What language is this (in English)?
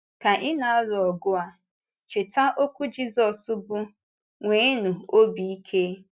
Igbo